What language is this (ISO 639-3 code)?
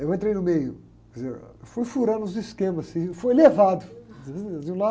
por